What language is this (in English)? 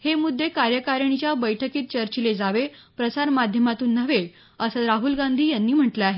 Marathi